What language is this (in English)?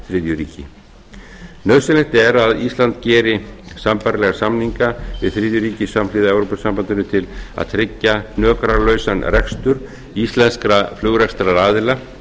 Icelandic